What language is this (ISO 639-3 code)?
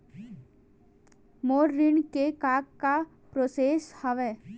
hne